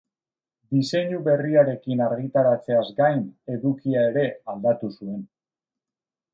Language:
Basque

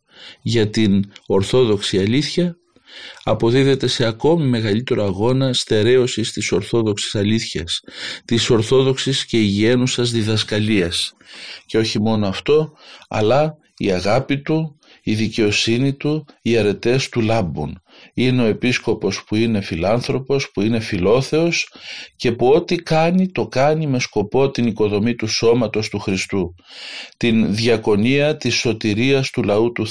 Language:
Greek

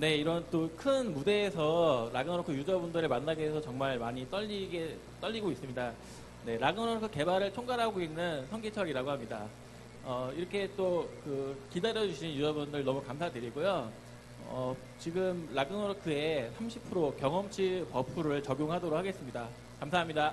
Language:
Korean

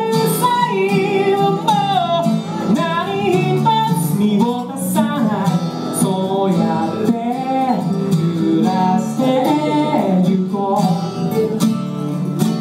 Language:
Korean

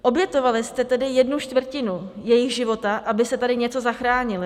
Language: Czech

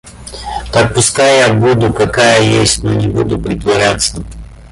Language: Russian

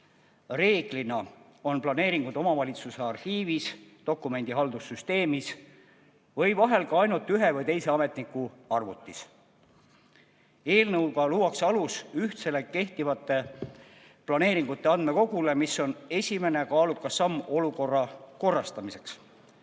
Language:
Estonian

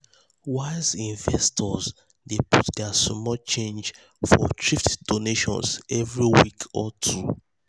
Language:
Nigerian Pidgin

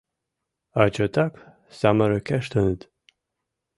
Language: Mari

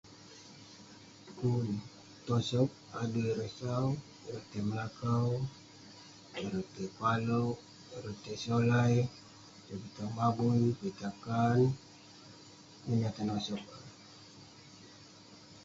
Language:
Western Penan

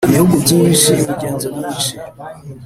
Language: Kinyarwanda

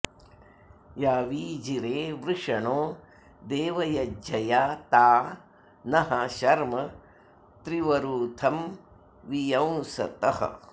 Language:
Sanskrit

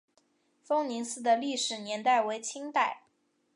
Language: Chinese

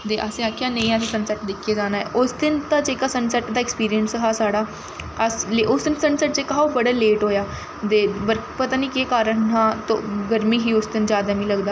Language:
Dogri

